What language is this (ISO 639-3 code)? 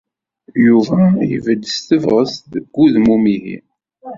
kab